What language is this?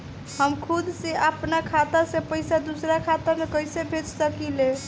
Bhojpuri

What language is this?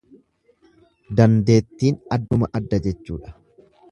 Oromo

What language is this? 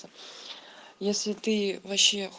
Russian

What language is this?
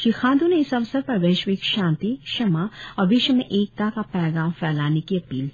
Hindi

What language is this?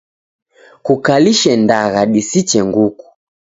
Taita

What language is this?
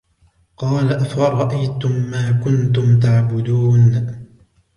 Arabic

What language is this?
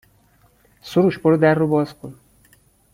Persian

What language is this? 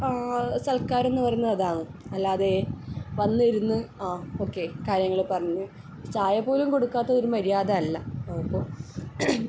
Malayalam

